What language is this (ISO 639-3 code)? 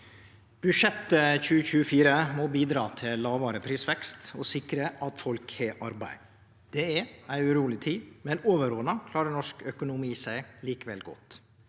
nor